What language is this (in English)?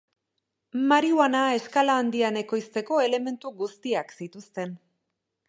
Basque